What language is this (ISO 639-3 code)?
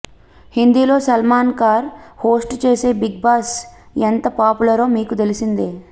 tel